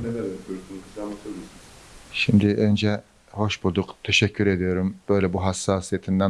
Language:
Turkish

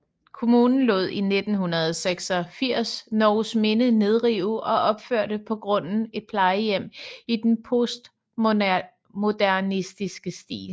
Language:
Danish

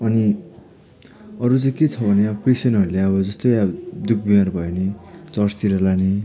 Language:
Nepali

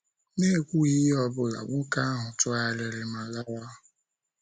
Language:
Igbo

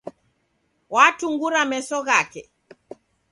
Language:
Taita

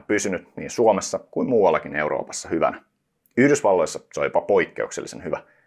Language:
Finnish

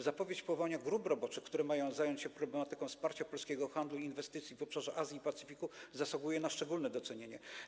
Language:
Polish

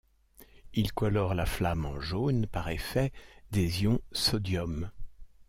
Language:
French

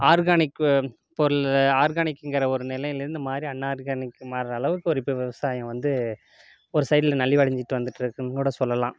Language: Tamil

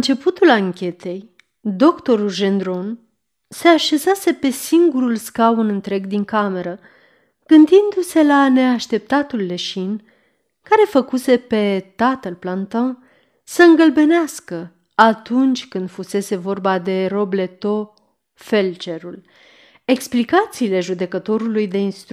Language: Romanian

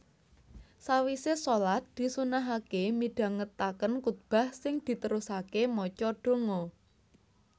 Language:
Javanese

